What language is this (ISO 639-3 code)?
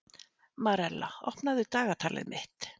isl